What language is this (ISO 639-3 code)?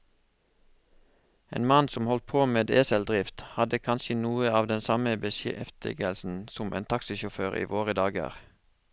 nor